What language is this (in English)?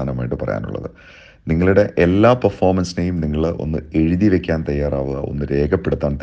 Malayalam